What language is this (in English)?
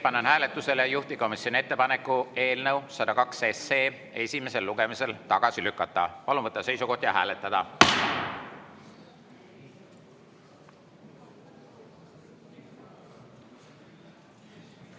Estonian